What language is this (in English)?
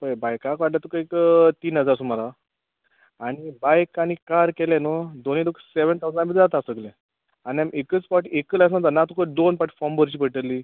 Konkani